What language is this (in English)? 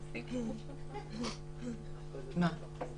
Hebrew